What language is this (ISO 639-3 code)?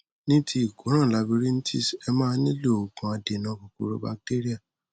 yor